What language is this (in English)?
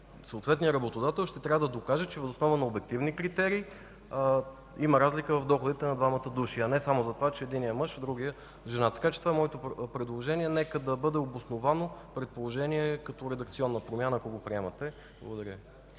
Bulgarian